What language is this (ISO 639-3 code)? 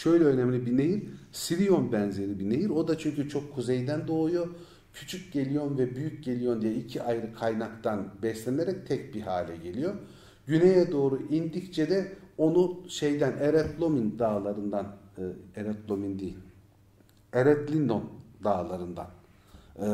tur